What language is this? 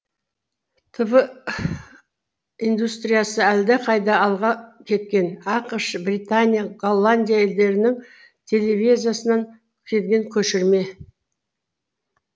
Kazakh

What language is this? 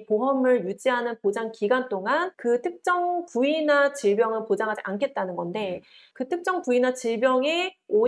Korean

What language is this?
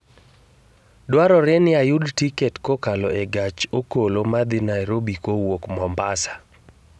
Luo (Kenya and Tanzania)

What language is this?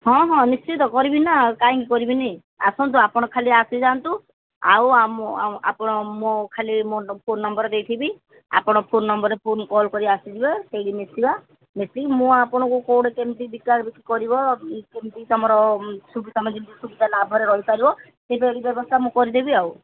Odia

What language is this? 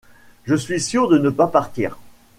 French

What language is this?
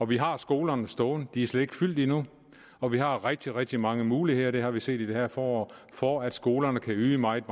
Danish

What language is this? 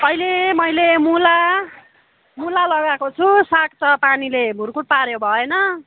Nepali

